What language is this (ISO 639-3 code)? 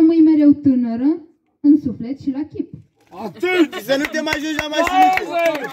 ron